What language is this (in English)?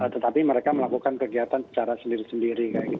Indonesian